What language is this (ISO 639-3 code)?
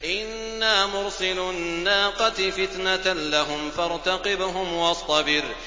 ara